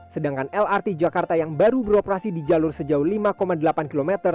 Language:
Indonesian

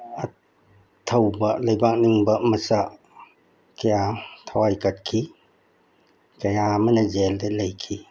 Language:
Manipuri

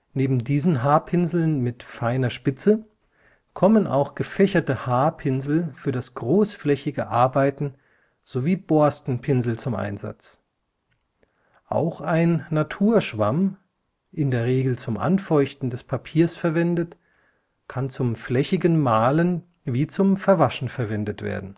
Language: German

